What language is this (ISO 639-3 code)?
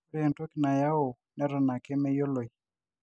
mas